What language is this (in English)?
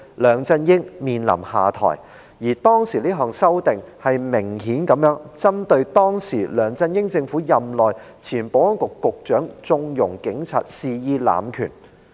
Cantonese